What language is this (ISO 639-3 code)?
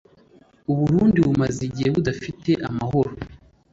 kin